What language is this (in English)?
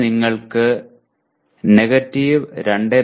Malayalam